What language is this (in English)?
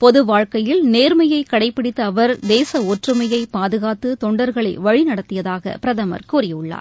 Tamil